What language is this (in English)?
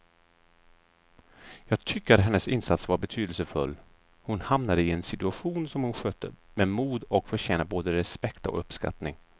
Swedish